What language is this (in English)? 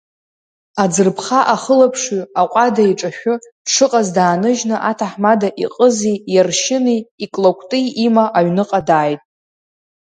Abkhazian